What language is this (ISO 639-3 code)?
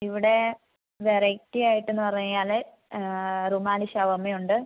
mal